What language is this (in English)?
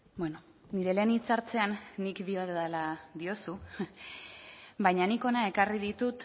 Basque